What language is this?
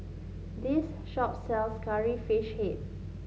English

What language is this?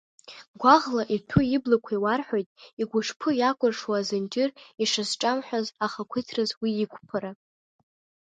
Abkhazian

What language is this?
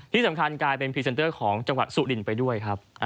Thai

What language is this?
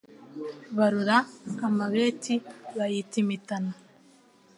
Kinyarwanda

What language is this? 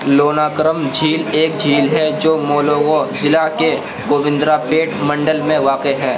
Urdu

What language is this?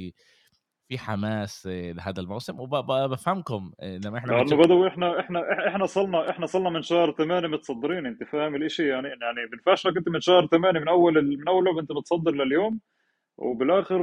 Arabic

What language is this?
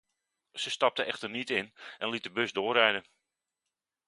Dutch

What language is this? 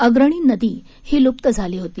Marathi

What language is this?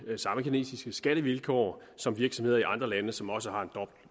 Danish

